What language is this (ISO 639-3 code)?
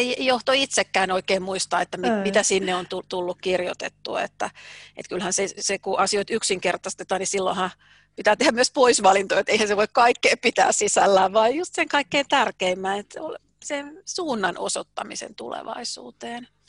fin